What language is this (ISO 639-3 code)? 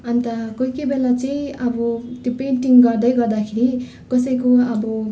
nep